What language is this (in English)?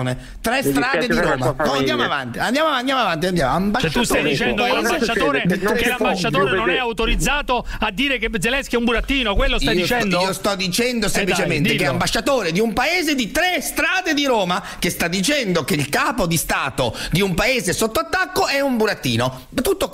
Italian